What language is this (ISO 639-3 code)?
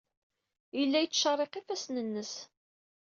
kab